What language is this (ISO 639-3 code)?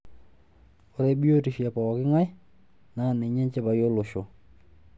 mas